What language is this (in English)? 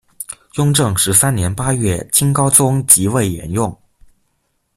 Chinese